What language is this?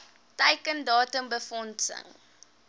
Afrikaans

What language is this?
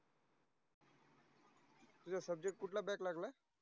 Marathi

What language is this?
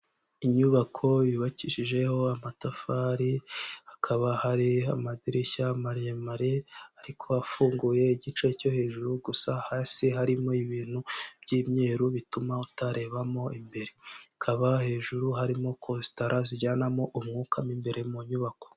Kinyarwanda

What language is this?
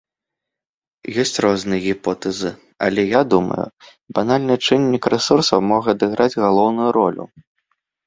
Belarusian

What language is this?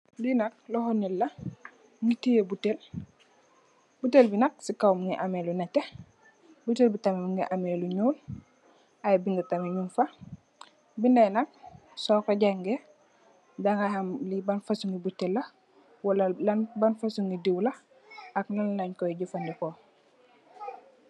Wolof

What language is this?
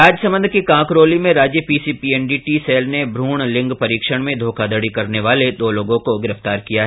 Hindi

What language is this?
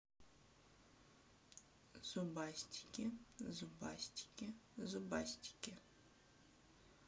Russian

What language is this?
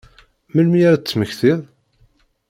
Kabyle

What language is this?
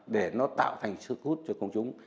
Vietnamese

